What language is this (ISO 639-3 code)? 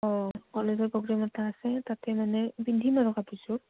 asm